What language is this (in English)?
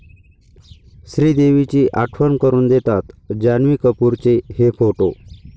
Marathi